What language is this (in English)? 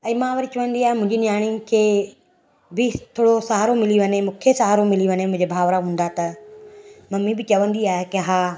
Sindhi